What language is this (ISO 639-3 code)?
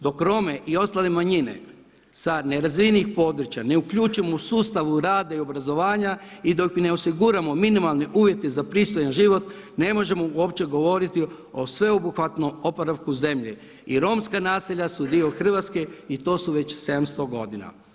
hrv